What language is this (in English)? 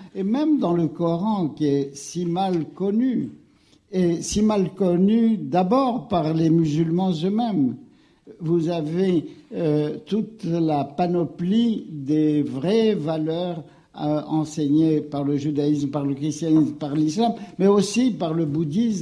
French